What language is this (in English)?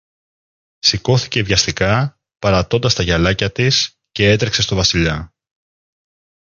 Greek